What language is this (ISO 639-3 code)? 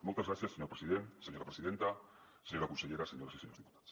cat